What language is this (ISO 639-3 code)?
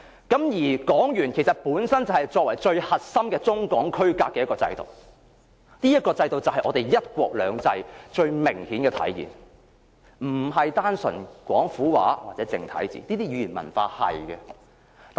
yue